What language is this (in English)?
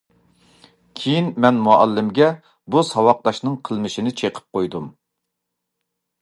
Uyghur